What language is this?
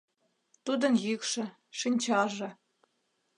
Mari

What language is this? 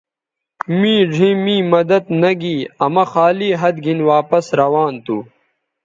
Bateri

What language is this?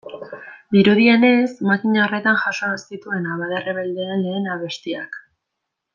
Basque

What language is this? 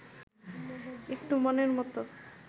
Bangla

